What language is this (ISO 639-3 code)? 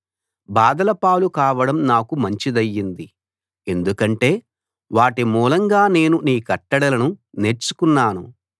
tel